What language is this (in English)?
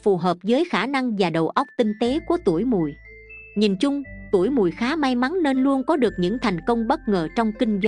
Vietnamese